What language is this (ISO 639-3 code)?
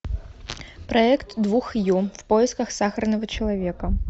rus